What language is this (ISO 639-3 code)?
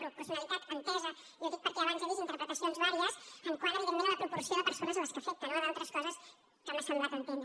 cat